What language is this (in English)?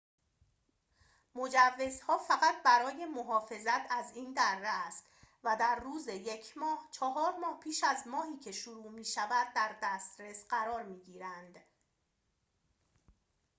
Persian